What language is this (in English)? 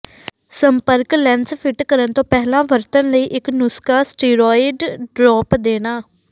Punjabi